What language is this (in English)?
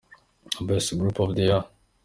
Kinyarwanda